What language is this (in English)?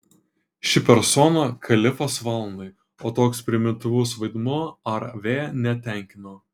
Lithuanian